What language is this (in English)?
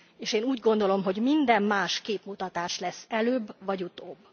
Hungarian